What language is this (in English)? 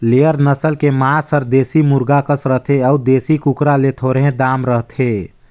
Chhattisgarhi